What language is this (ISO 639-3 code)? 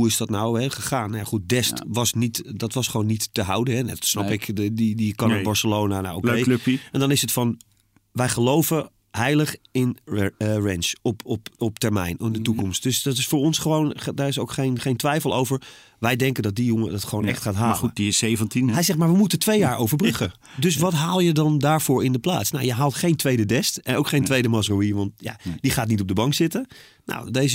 nld